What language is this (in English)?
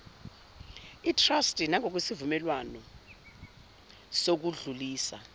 Zulu